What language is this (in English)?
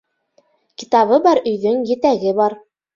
Bashkir